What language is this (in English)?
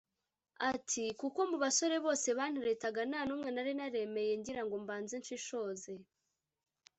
Kinyarwanda